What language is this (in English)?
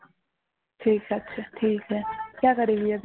Bangla